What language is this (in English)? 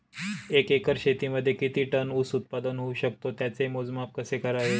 Marathi